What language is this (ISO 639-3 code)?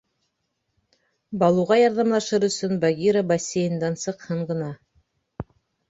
bak